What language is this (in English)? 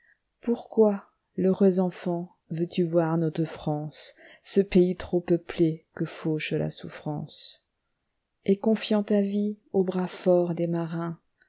French